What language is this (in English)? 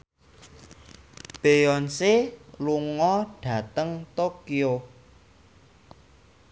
Javanese